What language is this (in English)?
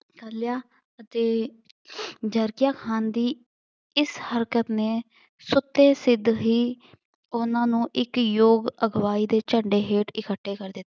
Punjabi